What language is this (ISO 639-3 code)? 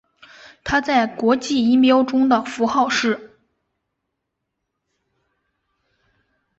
zho